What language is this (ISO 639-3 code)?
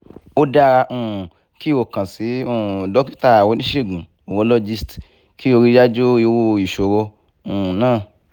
yor